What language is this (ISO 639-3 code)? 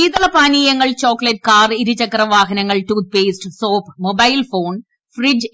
mal